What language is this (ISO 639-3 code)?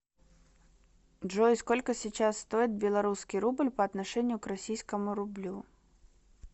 rus